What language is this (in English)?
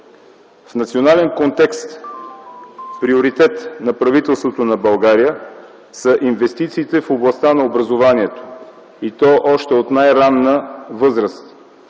Bulgarian